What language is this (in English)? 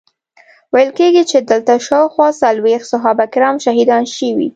Pashto